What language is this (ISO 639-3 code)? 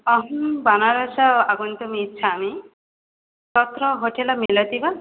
san